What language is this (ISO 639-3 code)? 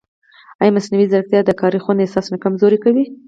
pus